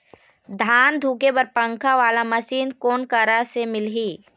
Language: Chhattisgarhi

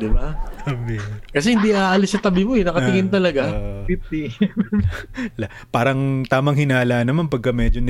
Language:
Filipino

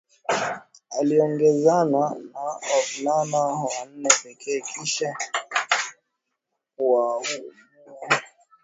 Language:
Swahili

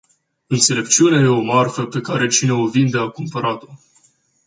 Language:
Romanian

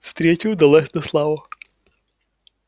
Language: Russian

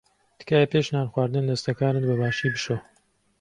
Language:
Central Kurdish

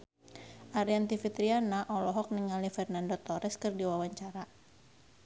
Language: Sundanese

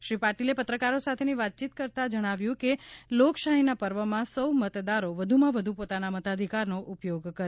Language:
Gujarati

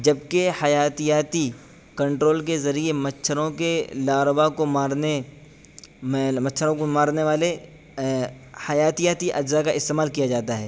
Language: Urdu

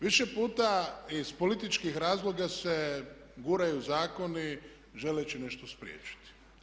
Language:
Croatian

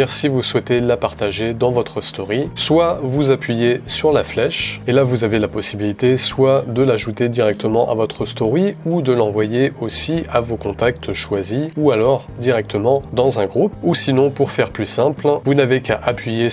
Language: French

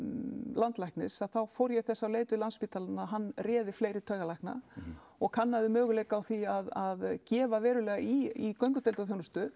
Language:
Icelandic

